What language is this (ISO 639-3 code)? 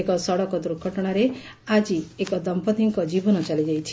ori